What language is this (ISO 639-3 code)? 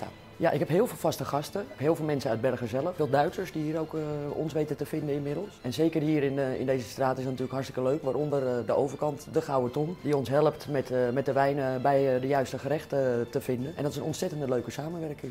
nld